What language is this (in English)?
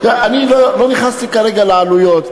Hebrew